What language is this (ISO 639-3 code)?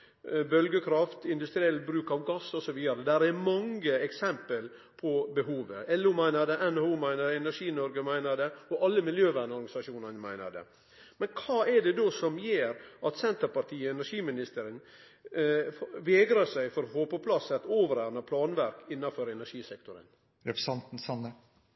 nno